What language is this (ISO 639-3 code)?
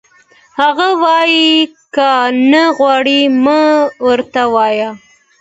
pus